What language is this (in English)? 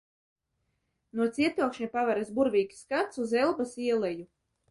Latvian